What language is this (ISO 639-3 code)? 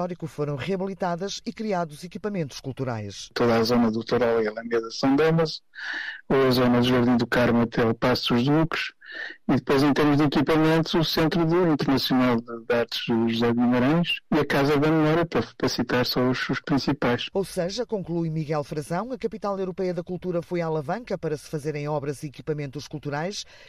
por